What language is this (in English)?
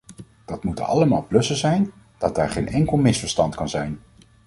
Dutch